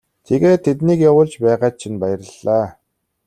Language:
Mongolian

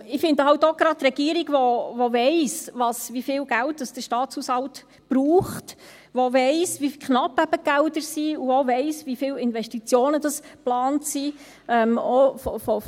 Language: Swiss German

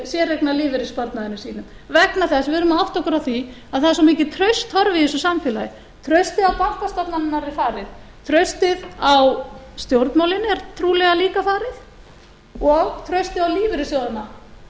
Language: Icelandic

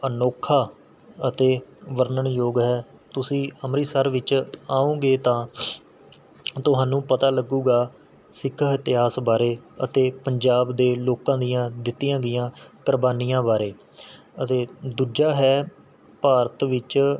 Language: Punjabi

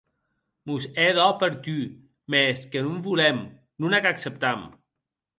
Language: Occitan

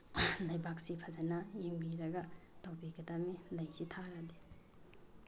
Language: Manipuri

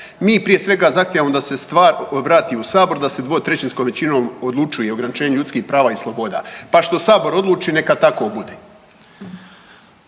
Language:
Croatian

